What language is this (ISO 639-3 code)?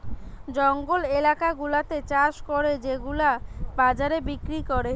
ben